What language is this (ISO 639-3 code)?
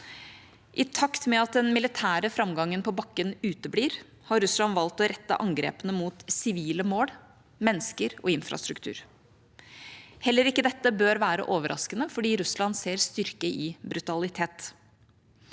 nor